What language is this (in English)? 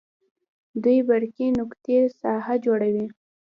Pashto